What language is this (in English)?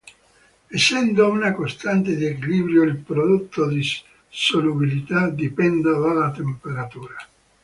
Italian